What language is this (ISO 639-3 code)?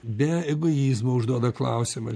lit